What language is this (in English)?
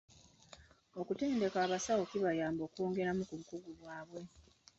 Ganda